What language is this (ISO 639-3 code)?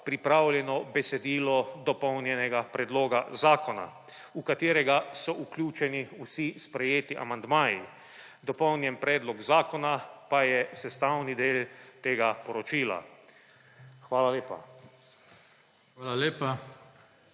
slv